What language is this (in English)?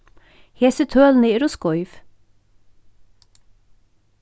Faroese